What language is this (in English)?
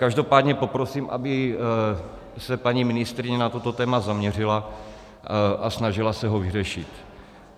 Czech